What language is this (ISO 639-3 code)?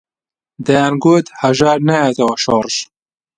ckb